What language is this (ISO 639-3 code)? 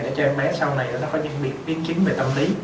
vie